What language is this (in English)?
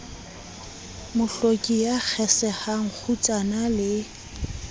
Southern Sotho